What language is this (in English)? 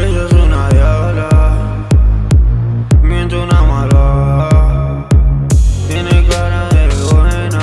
Arabic